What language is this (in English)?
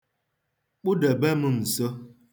Igbo